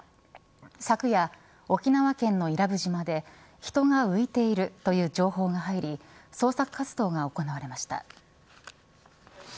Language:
Japanese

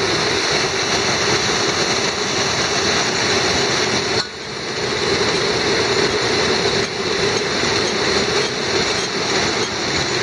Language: French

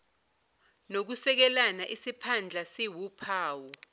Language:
Zulu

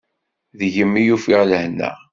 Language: Kabyle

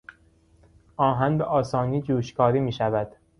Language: Persian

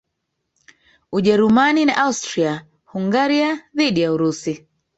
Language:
Swahili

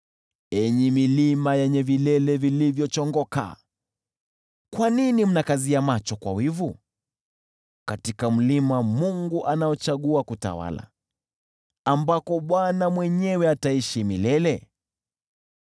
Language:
Swahili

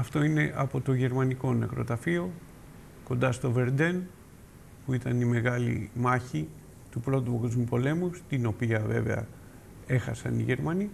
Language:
Greek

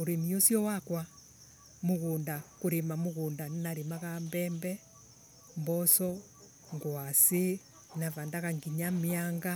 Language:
Embu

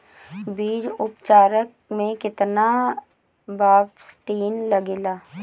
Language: Bhojpuri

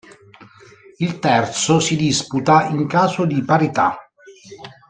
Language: Italian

